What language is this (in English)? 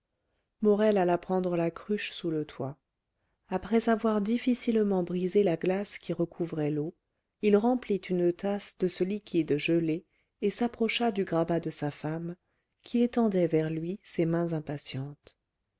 French